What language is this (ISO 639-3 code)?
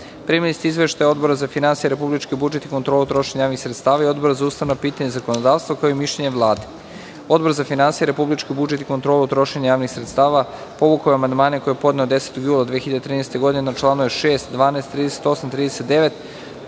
srp